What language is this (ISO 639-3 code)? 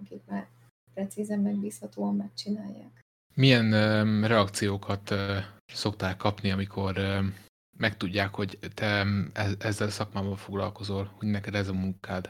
hun